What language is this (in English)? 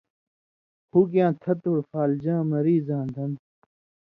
Indus Kohistani